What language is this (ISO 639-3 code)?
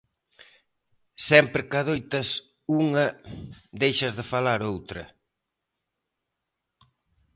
glg